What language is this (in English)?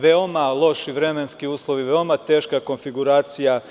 Serbian